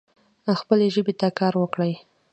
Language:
Pashto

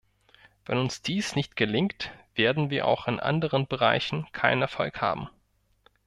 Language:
German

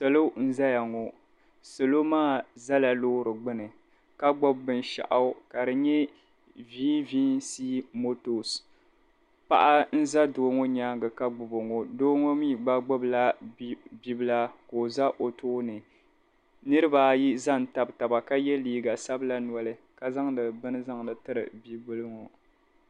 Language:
Dagbani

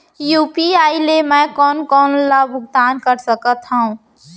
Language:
Chhattisgarhi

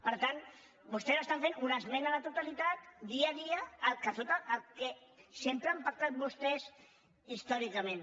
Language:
Catalan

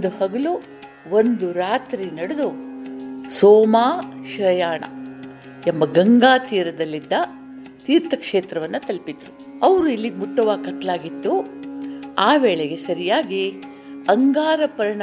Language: Kannada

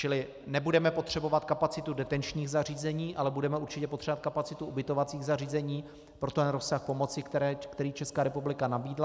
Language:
Czech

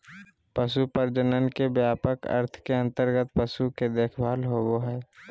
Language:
Magahi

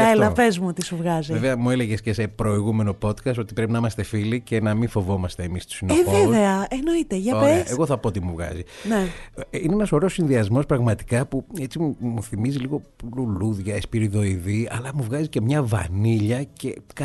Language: Greek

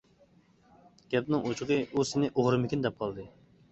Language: Uyghur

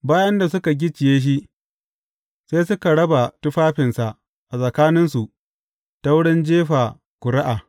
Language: Hausa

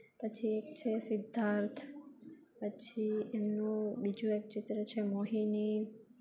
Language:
Gujarati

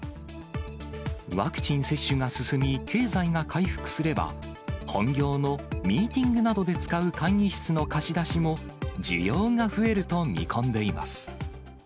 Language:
Japanese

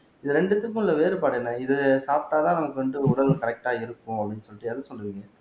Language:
Tamil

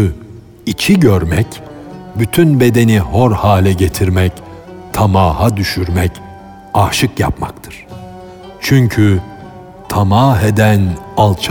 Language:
Turkish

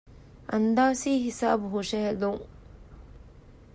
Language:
Divehi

